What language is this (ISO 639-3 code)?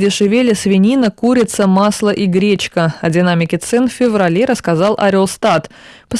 rus